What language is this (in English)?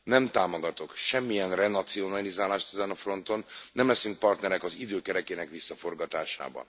Hungarian